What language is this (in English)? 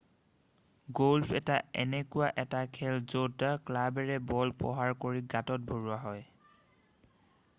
Assamese